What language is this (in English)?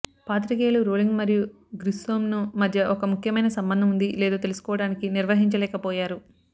Telugu